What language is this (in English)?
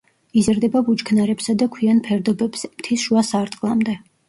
Georgian